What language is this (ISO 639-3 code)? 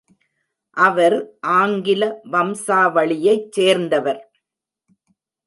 tam